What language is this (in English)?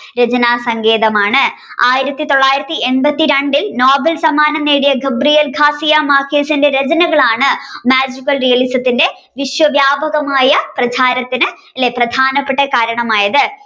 Malayalam